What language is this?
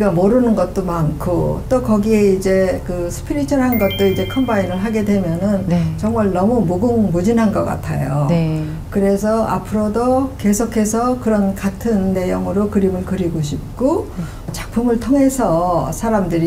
Korean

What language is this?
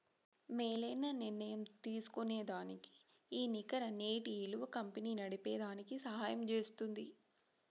Telugu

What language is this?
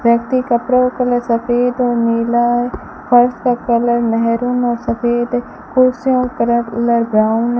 Hindi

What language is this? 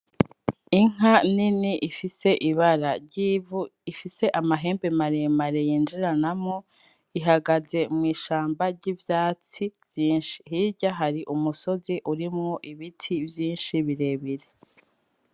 Rundi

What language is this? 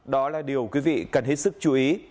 Vietnamese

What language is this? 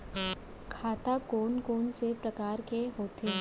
Chhattisgarhi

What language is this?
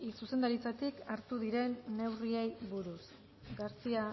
Basque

